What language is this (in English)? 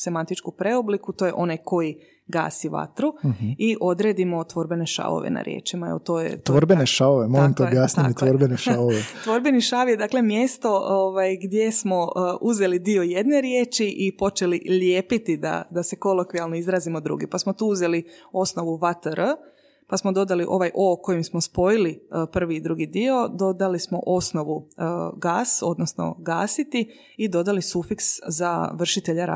Croatian